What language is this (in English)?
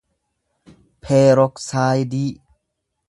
Oromo